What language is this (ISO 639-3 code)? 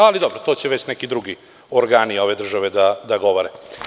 srp